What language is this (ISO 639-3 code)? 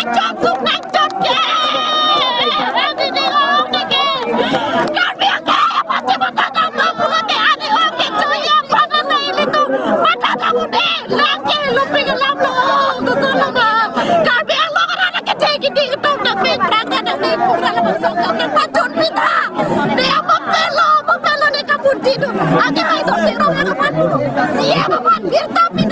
tha